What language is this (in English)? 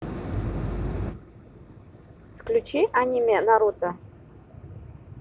Russian